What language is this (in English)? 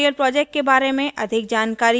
Hindi